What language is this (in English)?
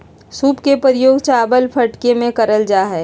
Magahi